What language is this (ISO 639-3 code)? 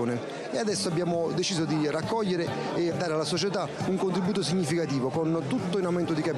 ita